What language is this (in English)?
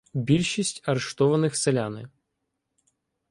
Ukrainian